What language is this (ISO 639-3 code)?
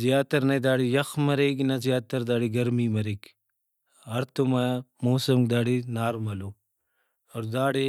brh